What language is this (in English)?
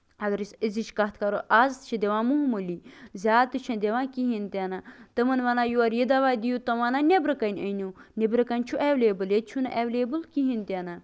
Kashmiri